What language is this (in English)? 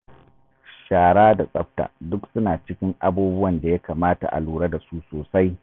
Hausa